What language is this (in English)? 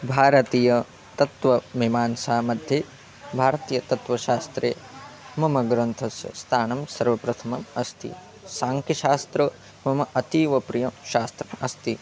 Sanskrit